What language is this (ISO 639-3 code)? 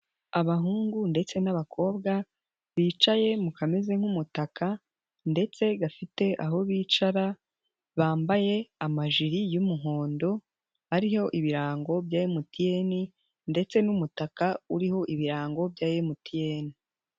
kin